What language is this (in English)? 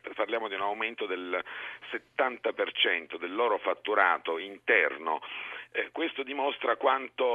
Italian